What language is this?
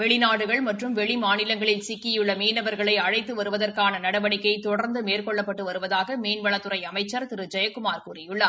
Tamil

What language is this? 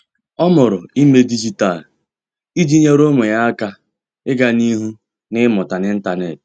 Igbo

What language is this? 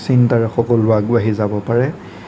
Assamese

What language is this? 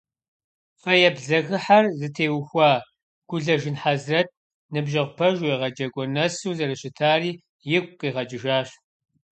Kabardian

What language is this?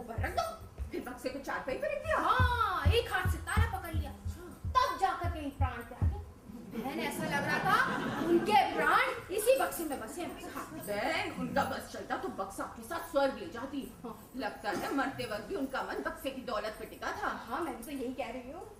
Hindi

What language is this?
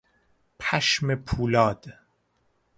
Persian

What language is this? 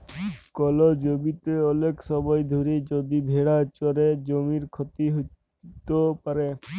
Bangla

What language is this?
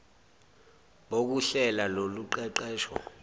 Zulu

